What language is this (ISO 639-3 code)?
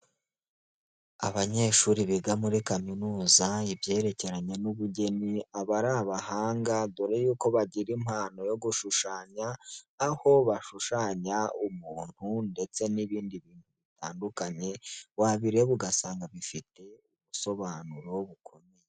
kin